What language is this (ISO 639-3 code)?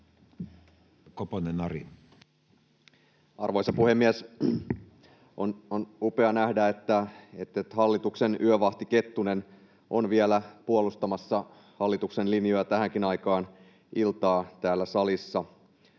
fin